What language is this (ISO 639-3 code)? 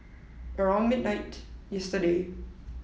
eng